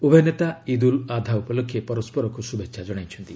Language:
Odia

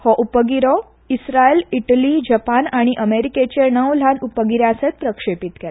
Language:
Konkani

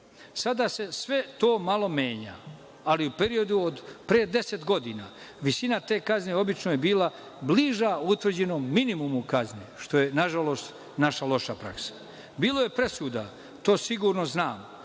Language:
Serbian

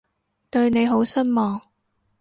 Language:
Cantonese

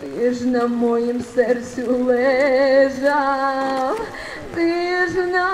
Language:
Ukrainian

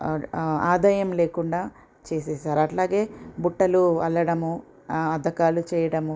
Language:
Telugu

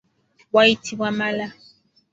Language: Ganda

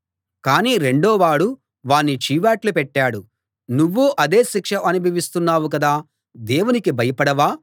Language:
Telugu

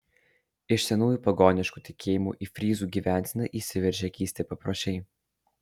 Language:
Lithuanian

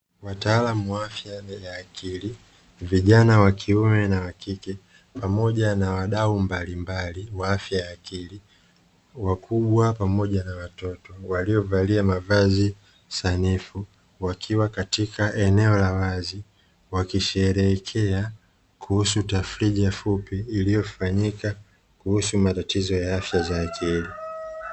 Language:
Swahili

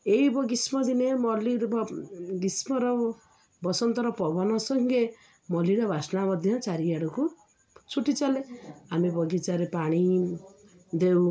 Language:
Odia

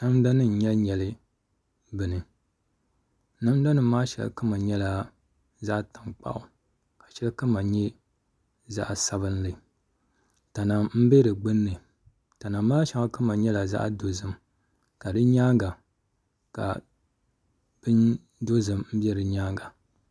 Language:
Dagbani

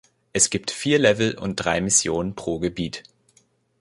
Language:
German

